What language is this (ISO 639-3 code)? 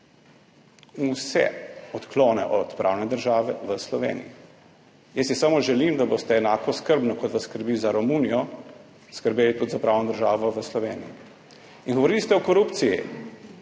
slv